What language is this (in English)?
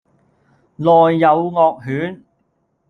Cantonese